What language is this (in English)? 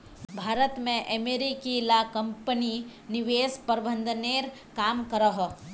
Magahi